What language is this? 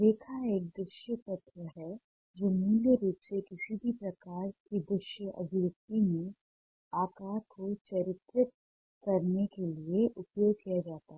Hindi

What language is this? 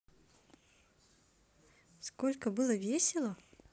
Russian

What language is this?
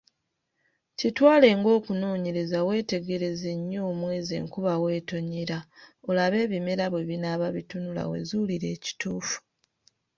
Ganda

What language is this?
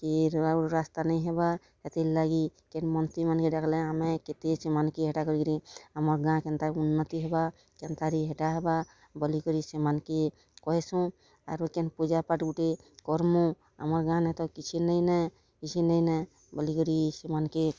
Odia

